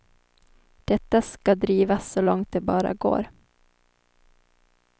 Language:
Swedish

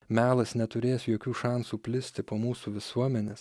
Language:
Lithuanian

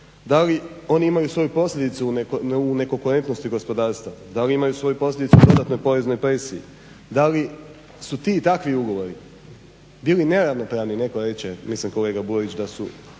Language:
Croatian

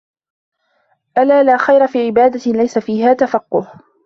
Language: Arabic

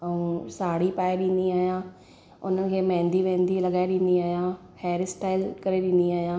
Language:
Sindhi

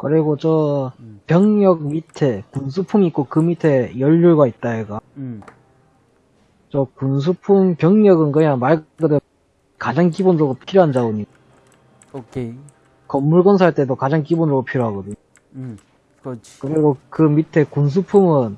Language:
Korean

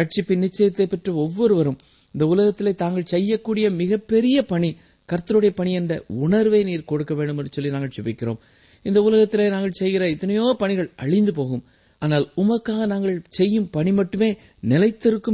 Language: Tamil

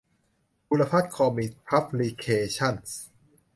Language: Thai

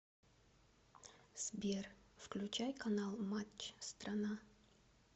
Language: Russian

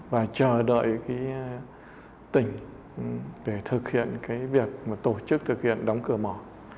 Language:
Vietnamese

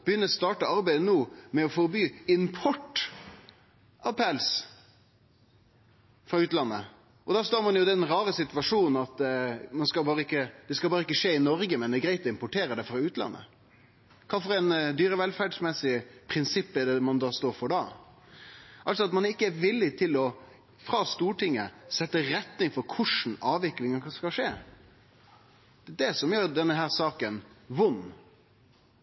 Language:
Norwegian Nynorsk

